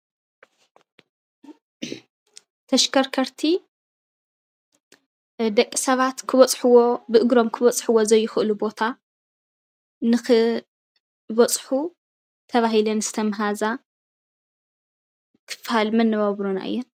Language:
Tigrinya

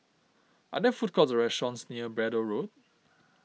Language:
English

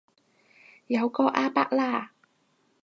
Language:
Cantonese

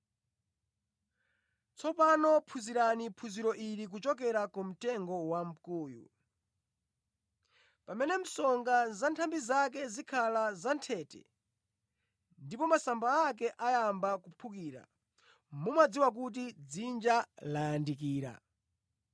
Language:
Nyanja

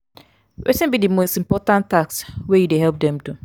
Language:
Nigerian Pidgin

